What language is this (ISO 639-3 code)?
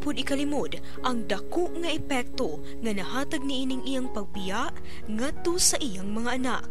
fil